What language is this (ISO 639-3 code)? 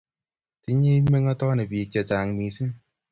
kln